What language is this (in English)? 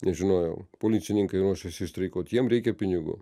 Lithuanian